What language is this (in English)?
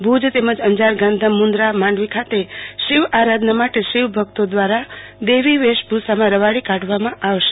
Gujarati